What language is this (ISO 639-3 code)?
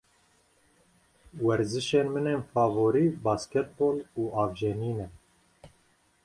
kur